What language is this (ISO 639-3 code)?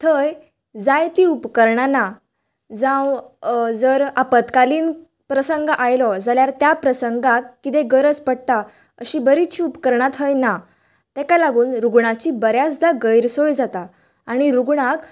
kok